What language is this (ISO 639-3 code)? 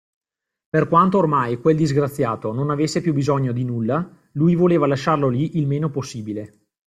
ita